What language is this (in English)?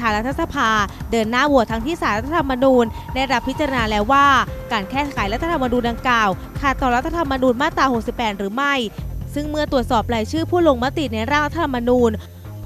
Thai